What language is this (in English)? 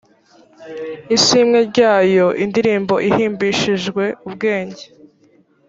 Kinyarwanda